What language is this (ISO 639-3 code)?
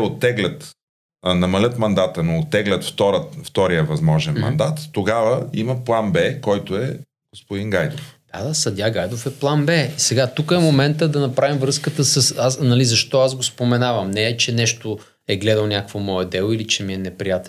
bul